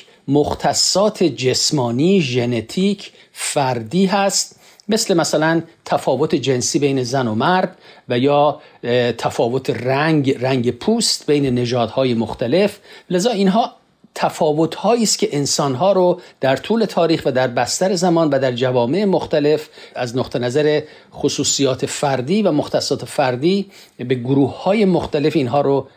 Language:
Persian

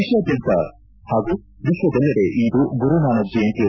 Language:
Kannada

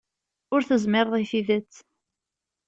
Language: Kabyle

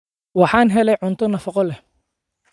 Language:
Somali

